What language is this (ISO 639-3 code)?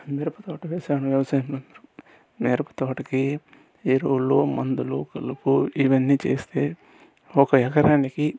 tel